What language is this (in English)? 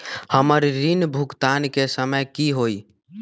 Magahi